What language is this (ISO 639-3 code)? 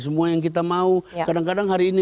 ind